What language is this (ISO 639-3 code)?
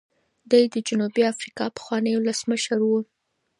pus